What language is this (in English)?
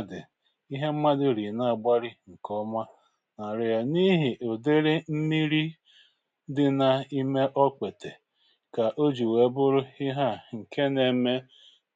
Igbo